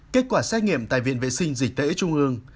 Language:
Vietnamese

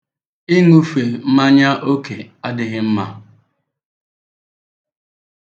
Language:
Igbo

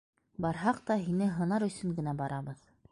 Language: Bashkir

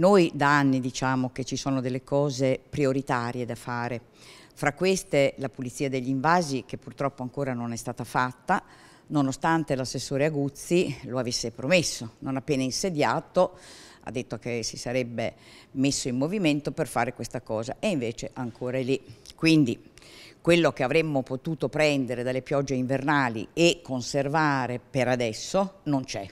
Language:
Italian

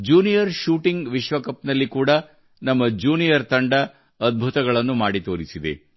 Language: Kannada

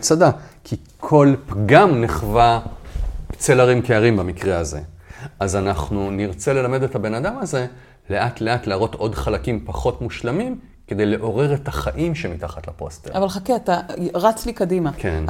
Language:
Hebrew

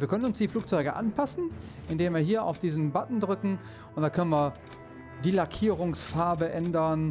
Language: German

